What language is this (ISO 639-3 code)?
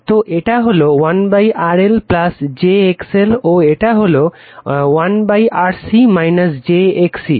ben